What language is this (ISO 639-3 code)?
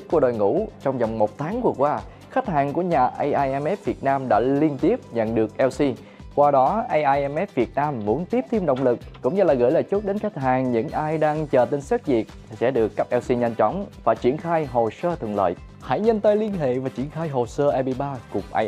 vie